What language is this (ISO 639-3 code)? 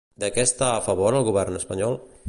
cat